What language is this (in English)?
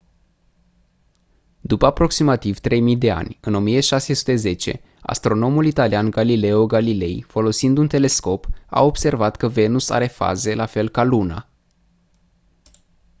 Romanian